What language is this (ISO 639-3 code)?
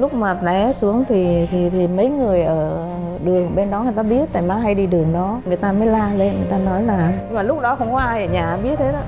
vie